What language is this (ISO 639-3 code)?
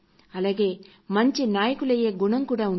tel